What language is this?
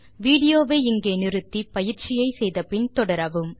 Tamil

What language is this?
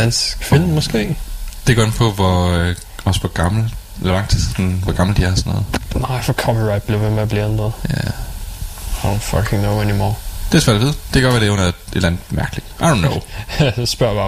Danish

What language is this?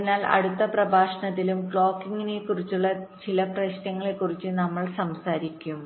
Malayalam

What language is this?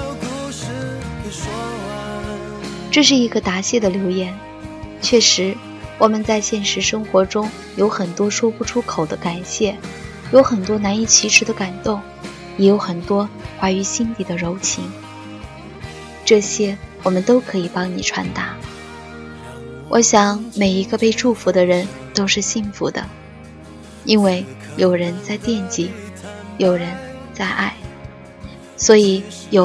Chinese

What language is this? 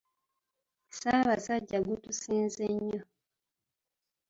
Ganda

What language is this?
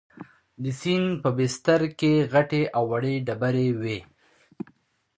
Pashto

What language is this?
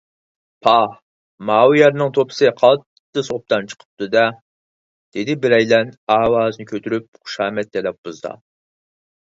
Uyghur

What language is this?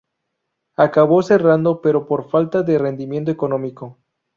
Spanish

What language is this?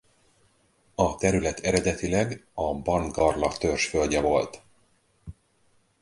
Hungarian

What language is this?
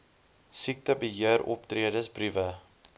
Afrikaans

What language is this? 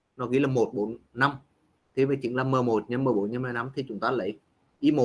Vietnamese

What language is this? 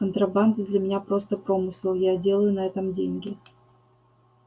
Russian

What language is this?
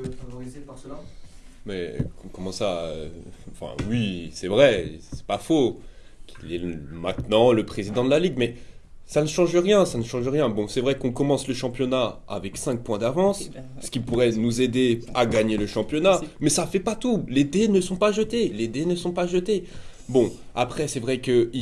French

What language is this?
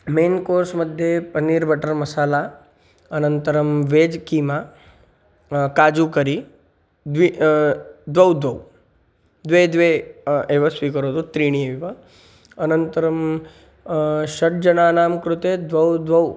Sanskrit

